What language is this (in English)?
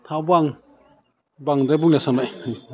Bodo